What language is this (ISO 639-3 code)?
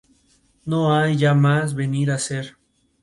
spa